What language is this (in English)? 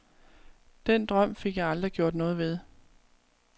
Danish